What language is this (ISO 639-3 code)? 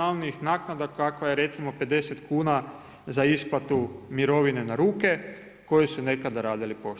hrv